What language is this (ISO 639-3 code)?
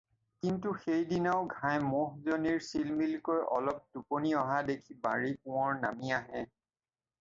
asm